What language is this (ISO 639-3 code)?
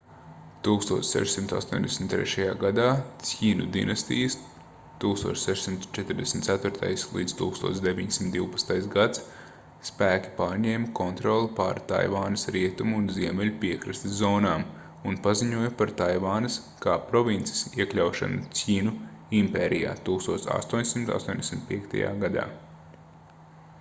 lav